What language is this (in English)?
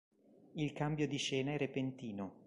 Italian